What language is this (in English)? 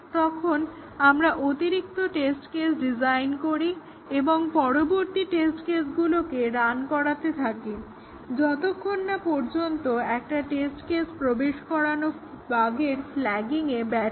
Bangla